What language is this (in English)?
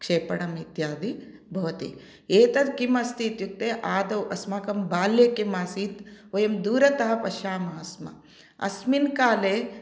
Sanskrit